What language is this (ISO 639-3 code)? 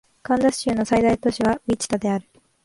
jpn